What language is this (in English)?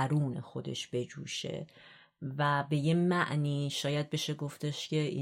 Persian